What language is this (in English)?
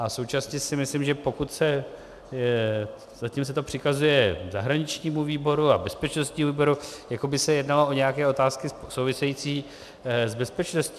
Czech